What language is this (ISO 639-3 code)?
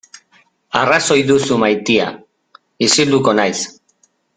eus